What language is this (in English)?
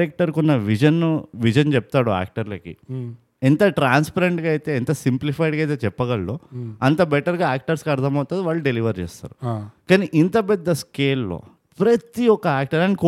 Telugu